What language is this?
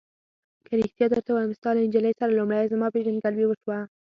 Pashto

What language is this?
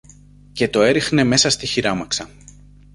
Greek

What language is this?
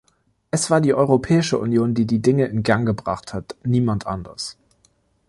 German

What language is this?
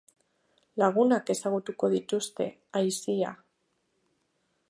Basque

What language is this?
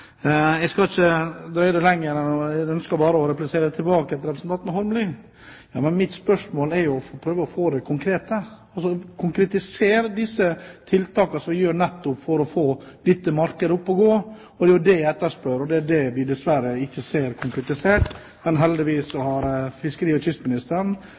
Norwegian Bokmål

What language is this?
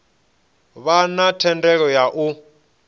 Venda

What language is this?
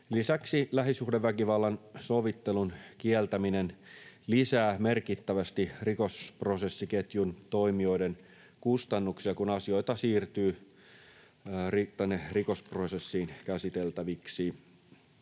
Finnish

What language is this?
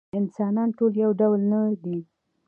Pashto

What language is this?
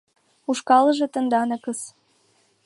Mari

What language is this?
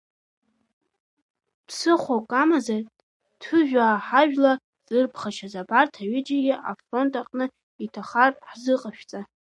Abkhazian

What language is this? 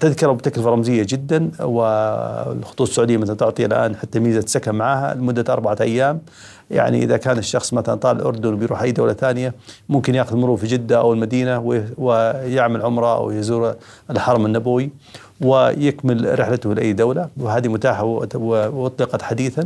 Arabic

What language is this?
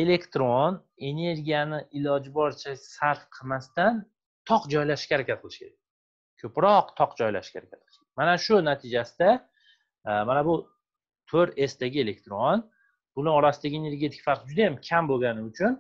Turkish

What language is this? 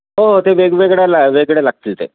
Marathi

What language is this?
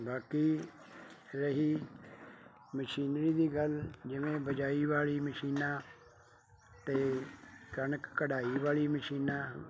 Punjabi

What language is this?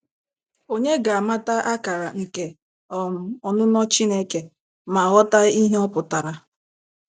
Igbo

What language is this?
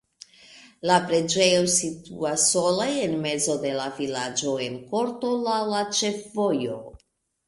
Esperanto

